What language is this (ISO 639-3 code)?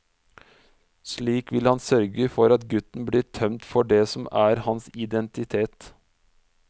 nor